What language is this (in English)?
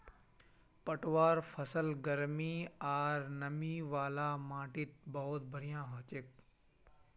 Magahi